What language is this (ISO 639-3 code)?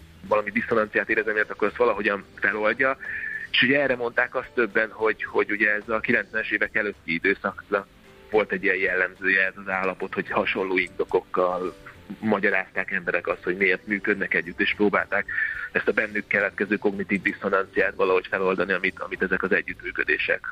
hun